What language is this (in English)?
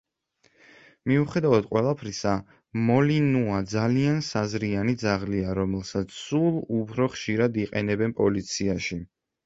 Georgian